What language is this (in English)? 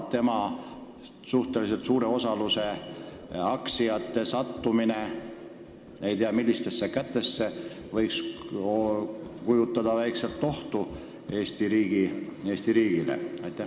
Estonian